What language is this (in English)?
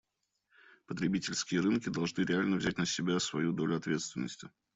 Russian